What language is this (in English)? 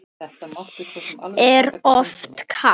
Icelandic